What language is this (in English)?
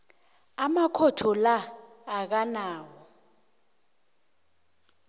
South Ndebele